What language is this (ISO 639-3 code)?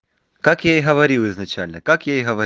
rus